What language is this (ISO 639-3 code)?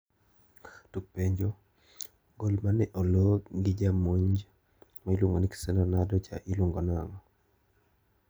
luo